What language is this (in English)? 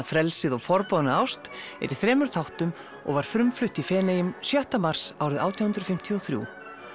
Icelandic